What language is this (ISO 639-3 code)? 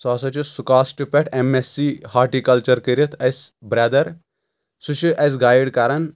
kas